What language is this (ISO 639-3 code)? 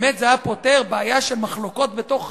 heb